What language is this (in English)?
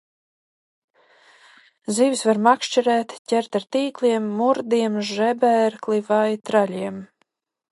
Latvian